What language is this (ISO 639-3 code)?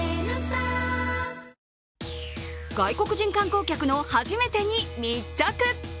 jpn